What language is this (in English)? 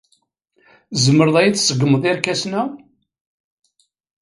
Kabyle